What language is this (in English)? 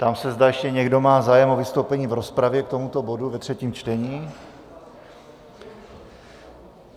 Czech